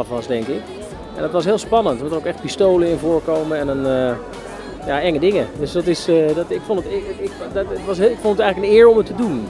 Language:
Dutch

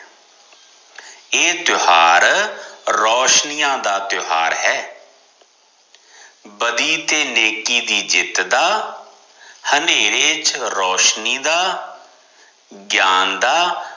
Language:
Punjabi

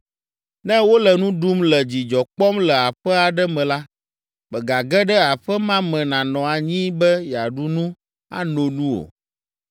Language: Ewe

